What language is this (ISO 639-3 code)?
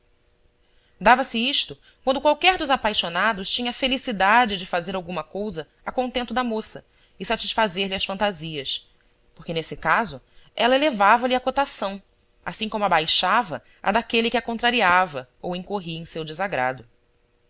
por